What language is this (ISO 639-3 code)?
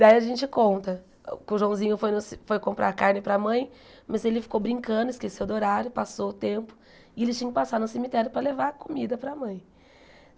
por